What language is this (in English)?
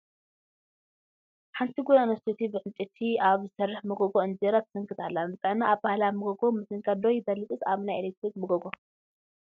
Tigrinya